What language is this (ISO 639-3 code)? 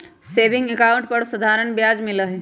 mag